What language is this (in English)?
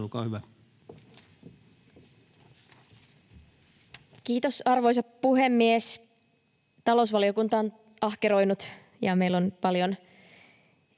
Finnish